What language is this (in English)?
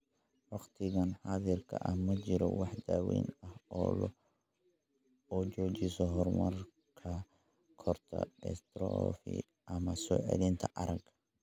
Somali